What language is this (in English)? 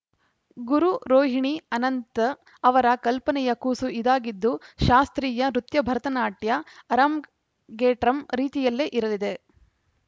Kannada